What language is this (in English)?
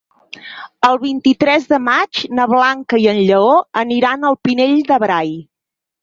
Catalan